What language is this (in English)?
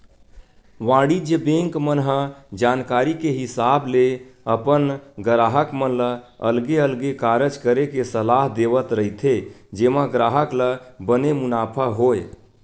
Chhattisgarhi